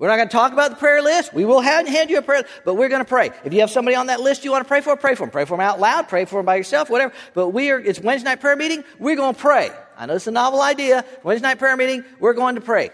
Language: English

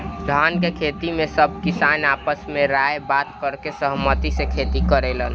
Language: Bhojpuri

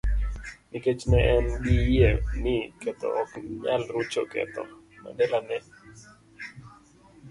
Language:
Luo (Kenya and Tanzania)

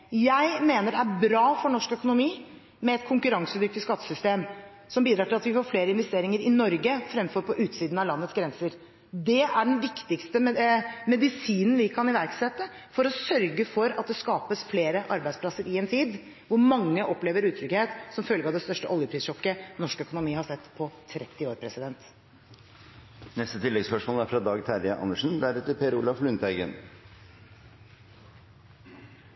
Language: Norwegian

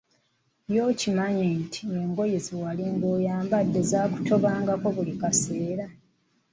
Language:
Ganda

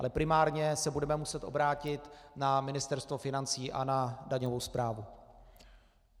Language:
Czech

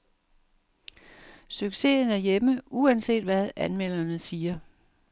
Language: Danish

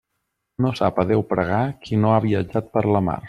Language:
Catalan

